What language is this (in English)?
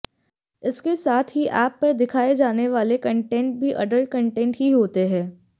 Hindi